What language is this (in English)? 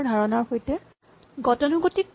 Assamese